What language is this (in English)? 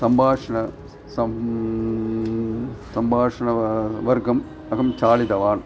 Sanskrit